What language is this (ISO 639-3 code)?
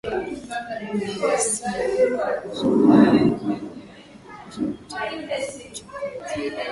swa